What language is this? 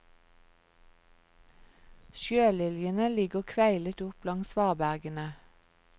Norwegian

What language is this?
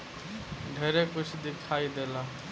Bhojpuri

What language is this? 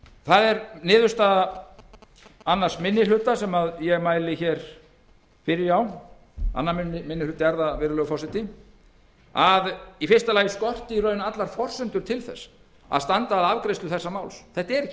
Icelandic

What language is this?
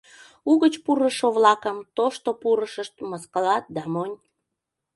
Mari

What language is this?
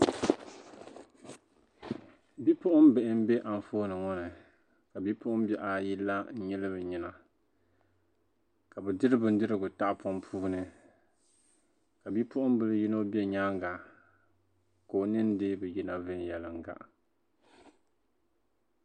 Dagbani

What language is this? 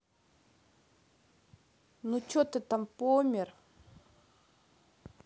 Russian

